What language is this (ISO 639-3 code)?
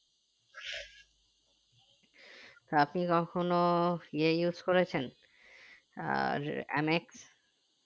ben